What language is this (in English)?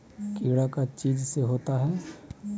Magahi